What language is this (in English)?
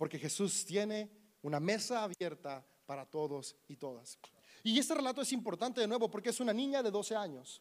Spanish